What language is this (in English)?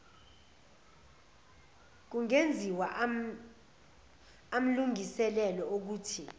Zulu